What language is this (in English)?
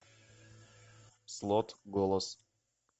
Russian